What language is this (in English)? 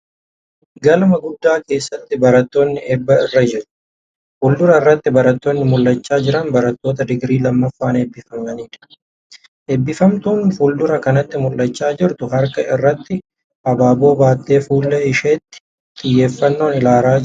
Oromo